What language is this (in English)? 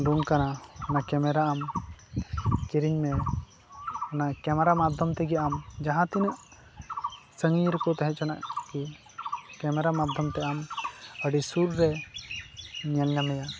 Santali